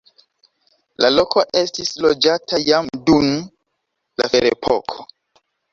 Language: Esperanto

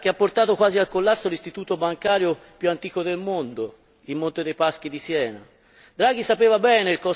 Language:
Italian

